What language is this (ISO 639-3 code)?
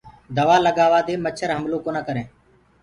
ggg